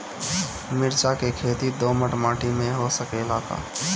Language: Bhojpuri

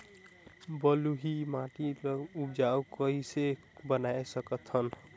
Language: Chhattisgarhi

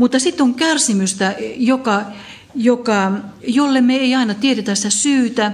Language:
Finnish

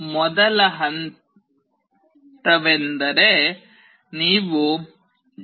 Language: Kannada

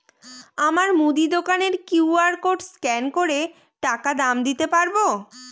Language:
Bangla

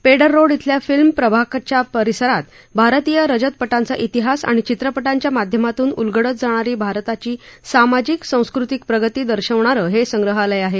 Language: Marathi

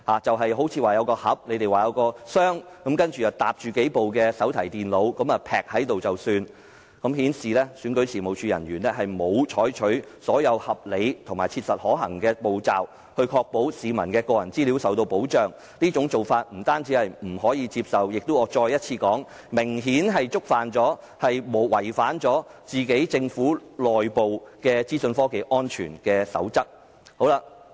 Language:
Cantonese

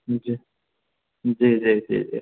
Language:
Maithili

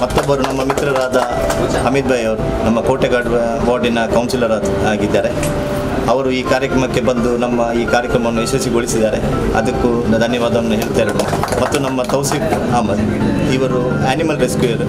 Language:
Hindi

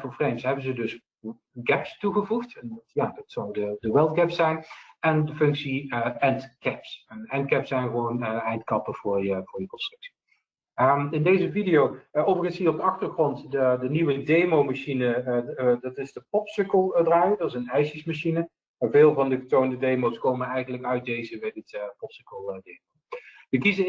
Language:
Dutch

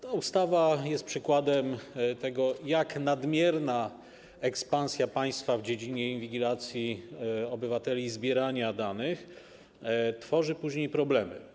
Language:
Polish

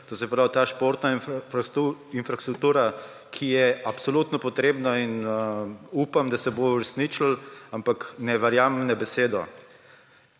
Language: Slovenian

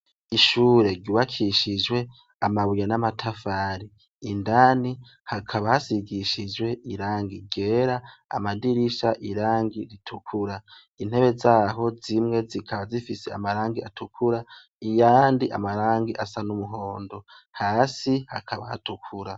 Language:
Rundi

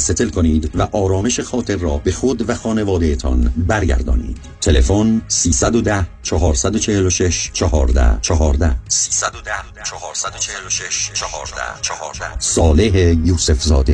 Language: Persian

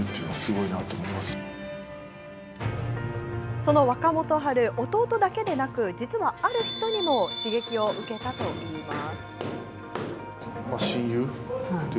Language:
Japanese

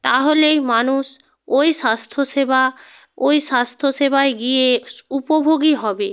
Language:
Bangla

